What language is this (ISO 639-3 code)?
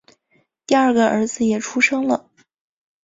zho